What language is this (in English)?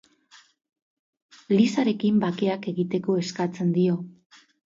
Basque